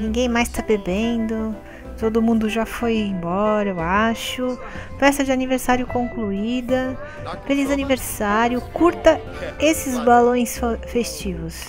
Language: Portuguese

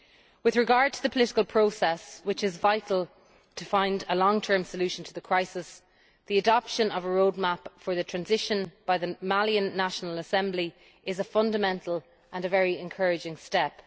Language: English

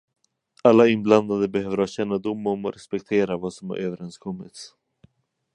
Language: Swedish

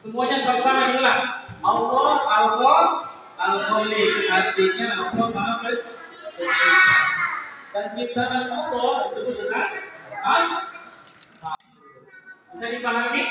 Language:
Indonesian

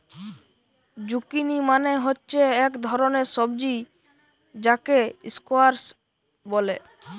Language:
Bangla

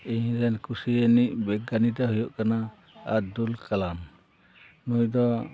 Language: Santali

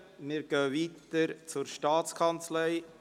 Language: Swiss German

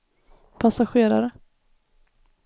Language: Swedish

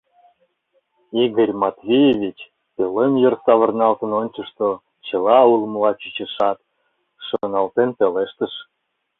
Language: Mari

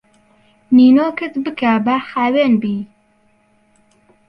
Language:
Central Kurdish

